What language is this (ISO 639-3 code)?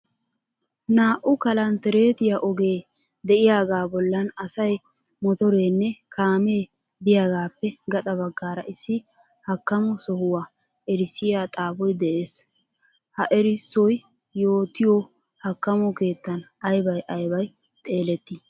wal